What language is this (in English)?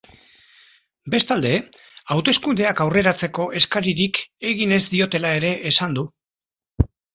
Basque